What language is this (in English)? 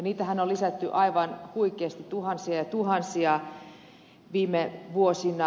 Finnish